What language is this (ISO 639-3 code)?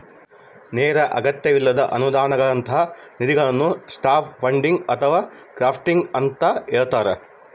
kan